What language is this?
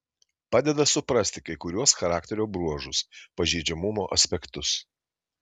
Lithuanian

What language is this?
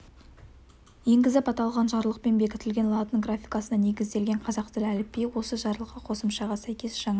Kazakh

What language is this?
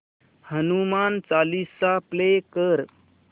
Marathi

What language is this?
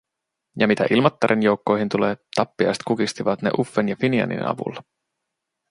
Finnish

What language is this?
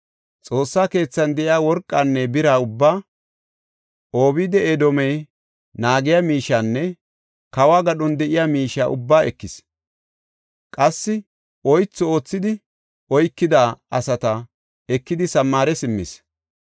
Gofa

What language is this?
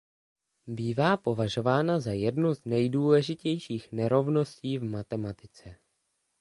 Czech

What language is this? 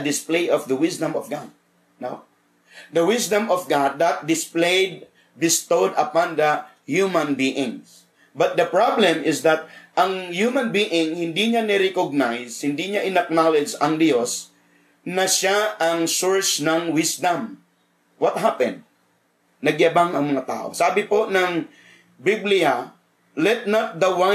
Filipino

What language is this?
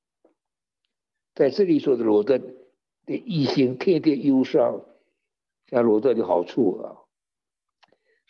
Chinese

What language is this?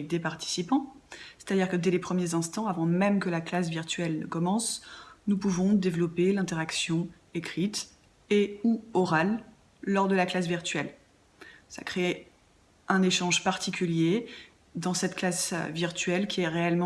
French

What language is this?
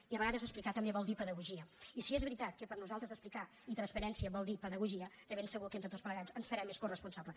Catalan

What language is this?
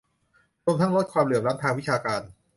Thai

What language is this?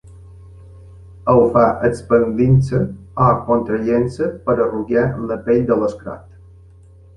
Catalan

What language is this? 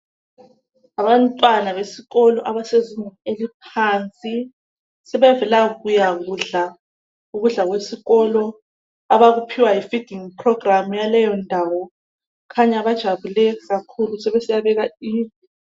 North Ndebele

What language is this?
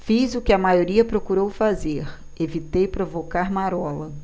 Portuguese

